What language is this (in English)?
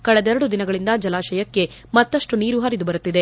Kannada